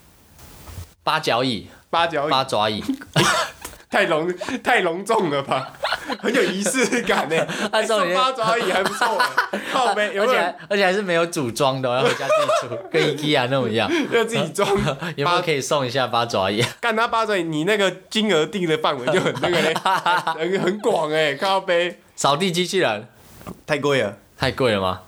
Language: Chinese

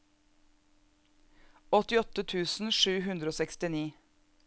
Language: Norwegian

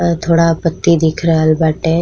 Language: Bhojpuri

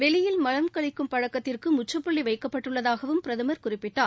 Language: Tamil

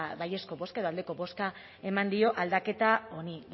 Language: Basque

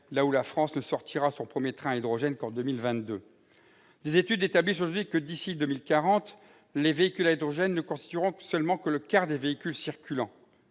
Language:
French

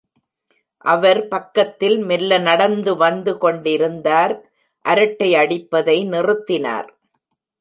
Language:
Tamil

